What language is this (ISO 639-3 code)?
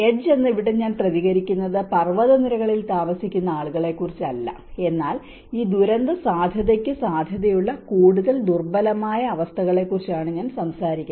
mal